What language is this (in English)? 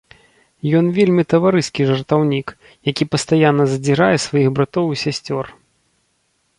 Belarusian